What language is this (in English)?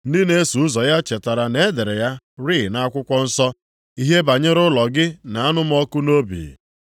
Igbo